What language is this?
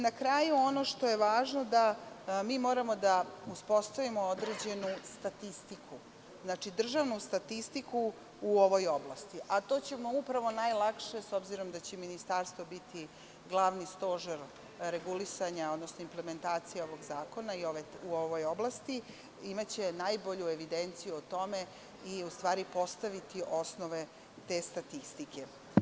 Serbian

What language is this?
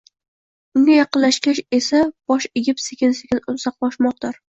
Uzbek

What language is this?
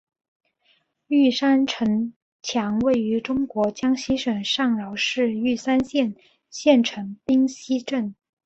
Chinese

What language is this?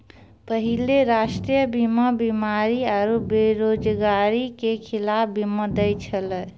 Maithili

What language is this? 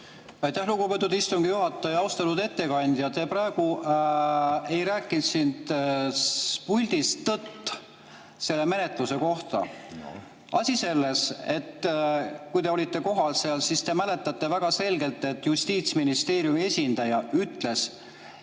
Estonian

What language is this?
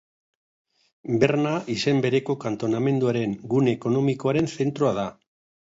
Basque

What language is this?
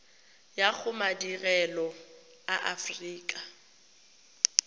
Tswana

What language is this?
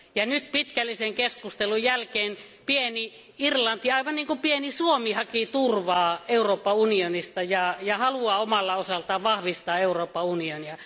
Finnish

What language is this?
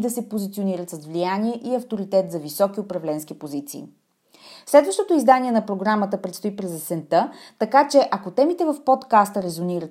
Bulgarian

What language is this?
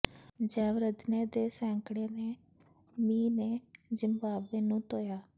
Punjabi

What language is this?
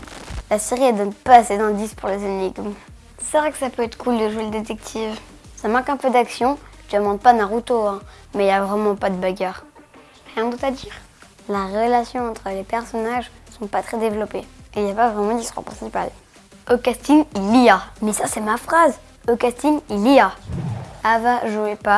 French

